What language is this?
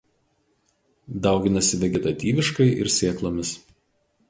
Lithuanian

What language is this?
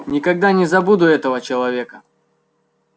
Russian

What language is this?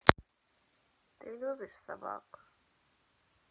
Russian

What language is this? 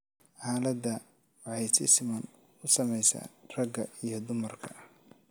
Somali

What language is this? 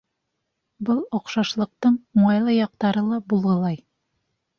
Bashkir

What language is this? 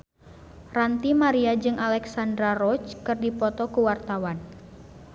Sundanese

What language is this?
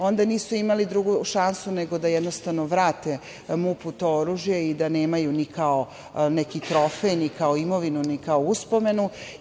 Serbian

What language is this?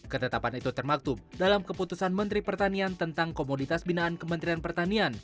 Indonesian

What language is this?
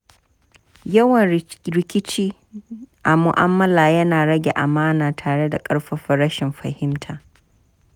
Hausa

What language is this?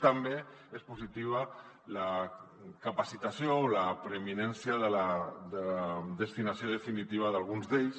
Catalan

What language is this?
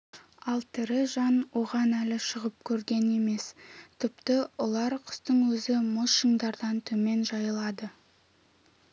Kazakh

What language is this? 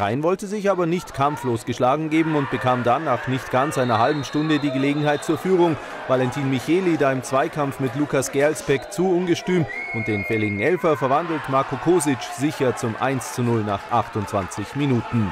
German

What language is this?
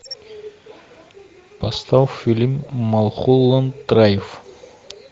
Russian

